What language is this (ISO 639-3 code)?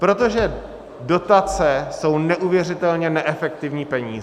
ces